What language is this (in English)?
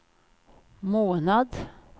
Swedish